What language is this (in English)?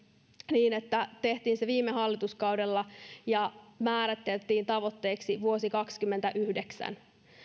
Finnish